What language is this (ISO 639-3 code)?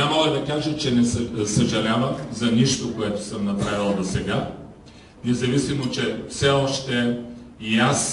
bul